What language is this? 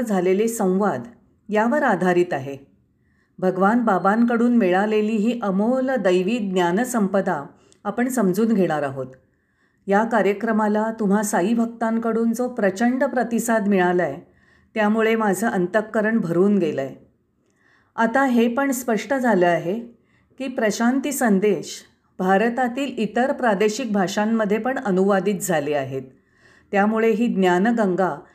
Marathi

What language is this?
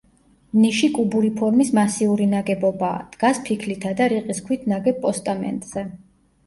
Georgian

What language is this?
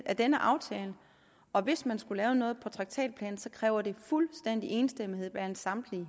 Danish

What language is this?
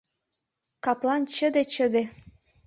Mari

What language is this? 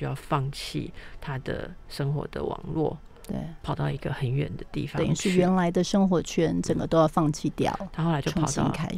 Chinese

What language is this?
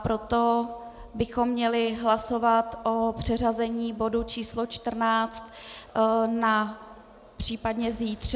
Czech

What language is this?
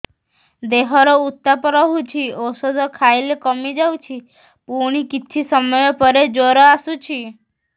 Odia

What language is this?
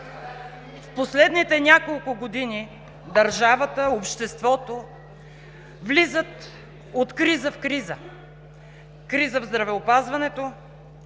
Bulgarian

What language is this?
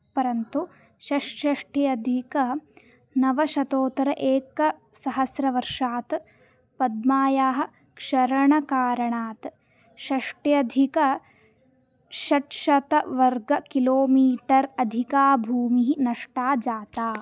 Sanskrit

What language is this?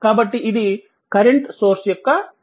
Telugu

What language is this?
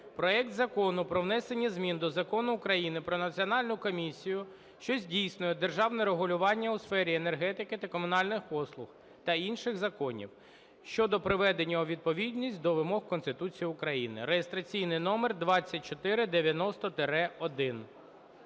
Ukrainian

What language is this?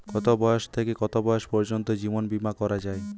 Bangla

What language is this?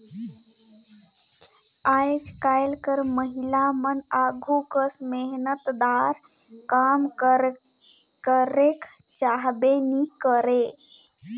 Chhattisgarhi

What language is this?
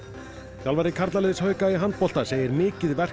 Icelandic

